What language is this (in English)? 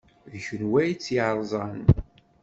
Kabyle